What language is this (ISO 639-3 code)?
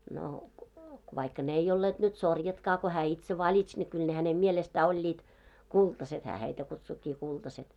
fin